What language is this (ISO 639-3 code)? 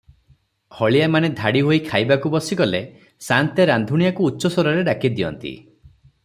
ori